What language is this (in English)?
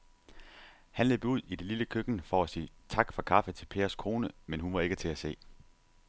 Danish